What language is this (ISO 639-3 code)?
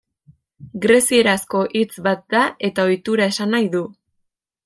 eus